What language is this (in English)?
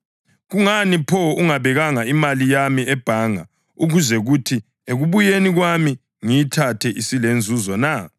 North Ndebele